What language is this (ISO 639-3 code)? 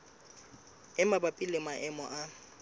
sot